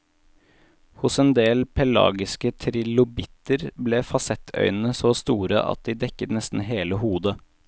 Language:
Norwegian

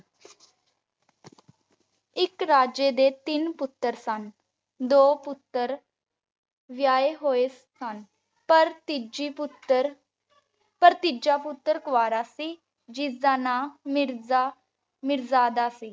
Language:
Punjabi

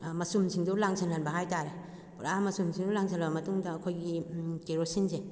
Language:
Manipuri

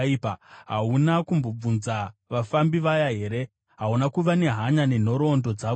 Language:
Shona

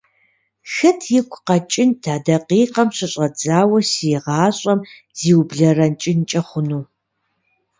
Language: Kabardian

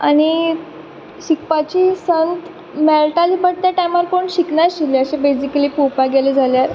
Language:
Konkani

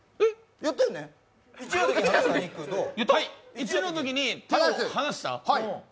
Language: Japanese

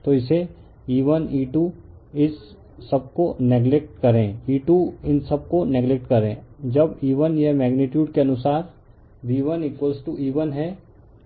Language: Hindi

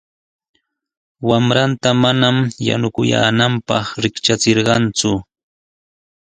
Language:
Sihuas Ancash Quechua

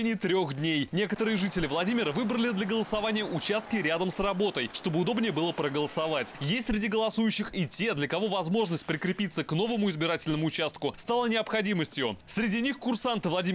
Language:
Russian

